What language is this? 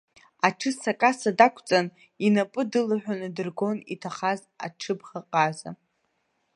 Abkhazian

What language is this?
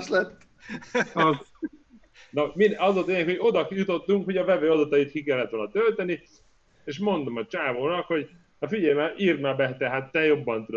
Hungarian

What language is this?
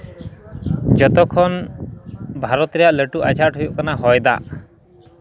Santali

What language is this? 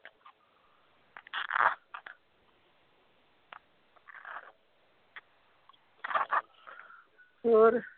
Punjabi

